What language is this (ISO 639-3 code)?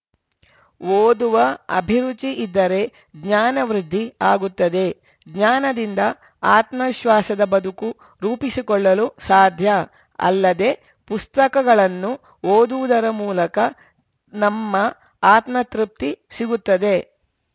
kan